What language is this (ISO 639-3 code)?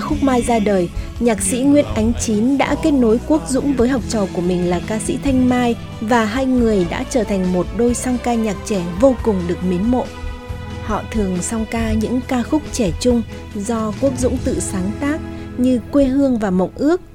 vie